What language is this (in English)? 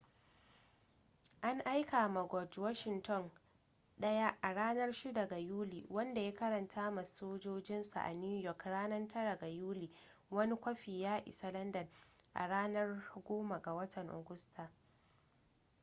Hausa